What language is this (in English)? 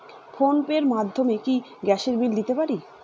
Bangla